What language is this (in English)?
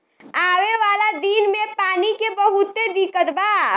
Bhojpuri